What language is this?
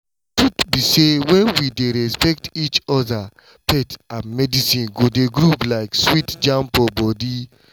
Nigerian Pidgin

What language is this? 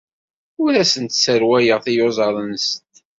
Kabyle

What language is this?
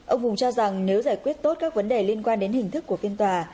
Vietnamese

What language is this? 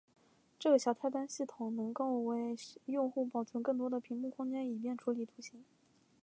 Chinese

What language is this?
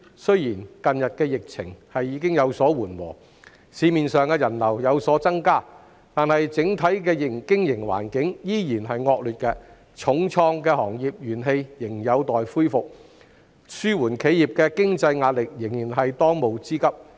Cantonese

